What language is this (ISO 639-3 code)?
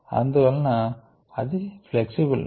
tel